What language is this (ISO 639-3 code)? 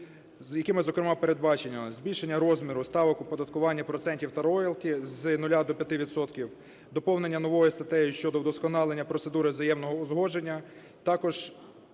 ukr